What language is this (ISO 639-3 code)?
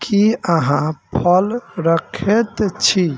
mai